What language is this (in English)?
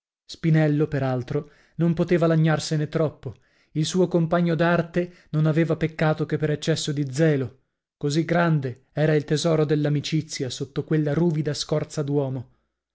Italian